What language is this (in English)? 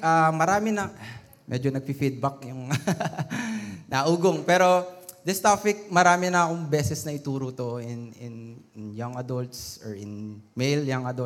Filipino